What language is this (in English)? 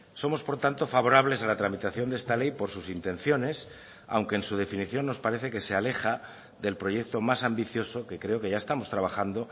Spanish